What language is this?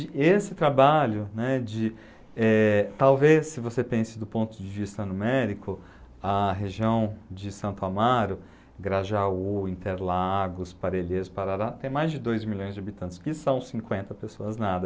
Portuguese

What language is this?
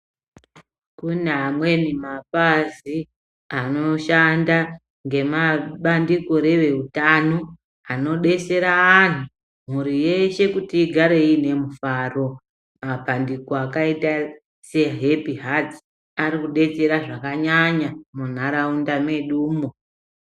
Ndau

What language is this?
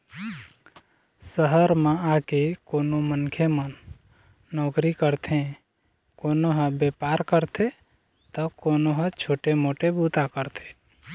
Chhattisgarhi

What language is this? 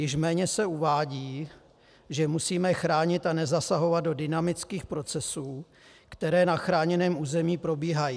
Czech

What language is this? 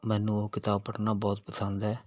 Punjabi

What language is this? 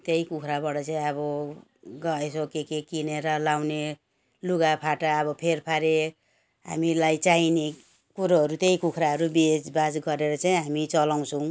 Nepali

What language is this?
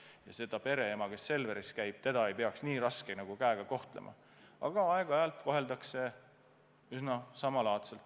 Estonian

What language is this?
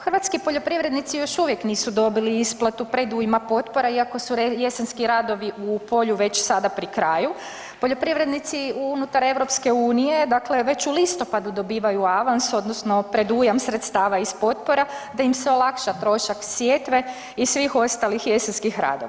Croatian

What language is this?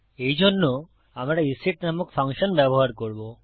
Bangla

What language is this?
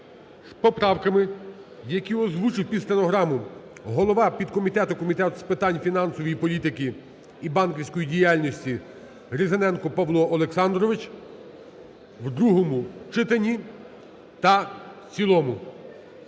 Ukrainian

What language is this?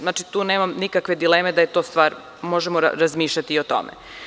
Serbian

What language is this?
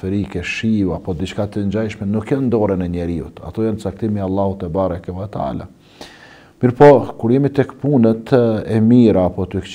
Arabic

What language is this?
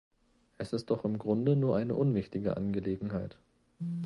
German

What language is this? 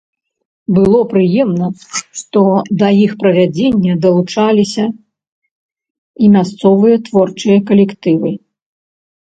Belarusian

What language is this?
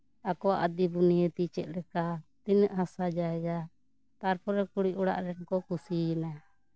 Santali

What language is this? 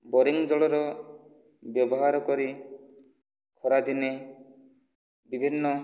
Odia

